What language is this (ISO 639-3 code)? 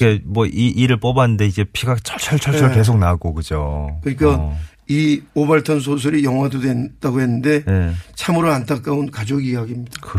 kor